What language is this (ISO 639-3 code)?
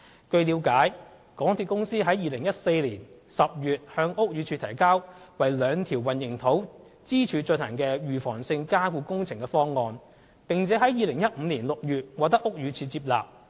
yue